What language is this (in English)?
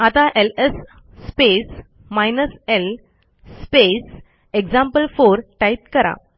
Marathi